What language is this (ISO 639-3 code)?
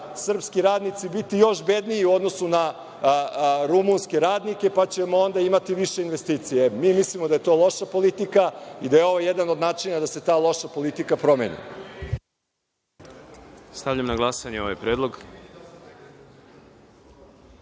srp